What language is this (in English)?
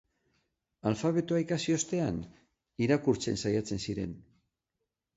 Basque